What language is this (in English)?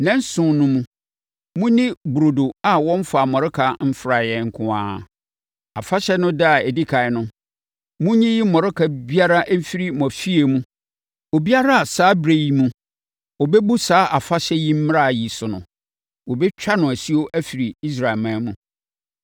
Akan